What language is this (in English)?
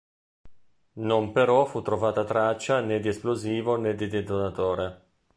Italian